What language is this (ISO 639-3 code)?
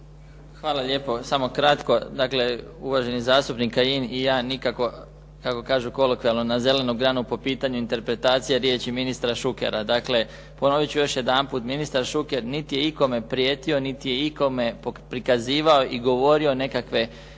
hrv